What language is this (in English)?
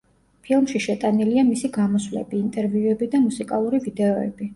Georgian